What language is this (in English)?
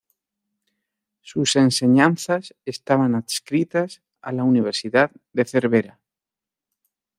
Spanish